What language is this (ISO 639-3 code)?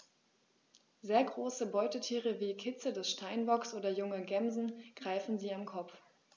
deu